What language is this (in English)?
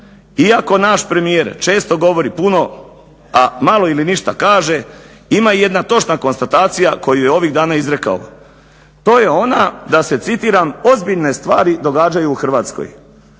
Croatian